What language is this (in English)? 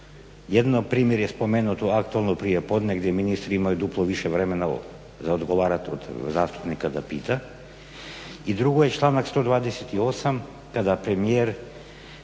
Croatian